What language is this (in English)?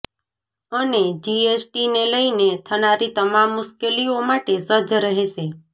Gujarati